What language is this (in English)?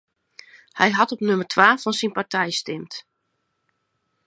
Western Frisian